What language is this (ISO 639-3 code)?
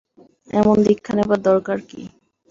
ben